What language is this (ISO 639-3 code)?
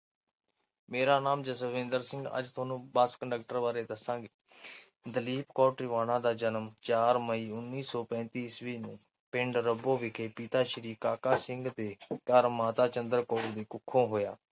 pan